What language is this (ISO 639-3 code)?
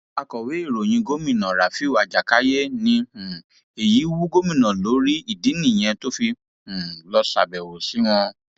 yor